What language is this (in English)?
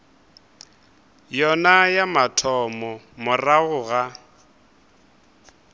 Northern Sotho